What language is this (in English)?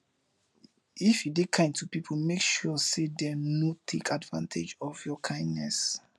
Nigerian Pidgin